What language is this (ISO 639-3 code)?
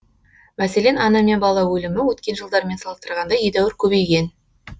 kaz